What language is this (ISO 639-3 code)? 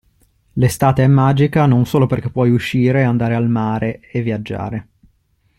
ita